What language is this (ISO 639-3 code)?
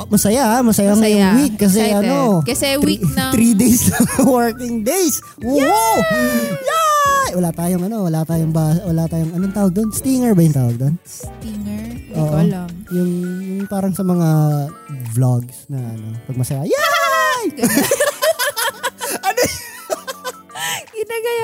fil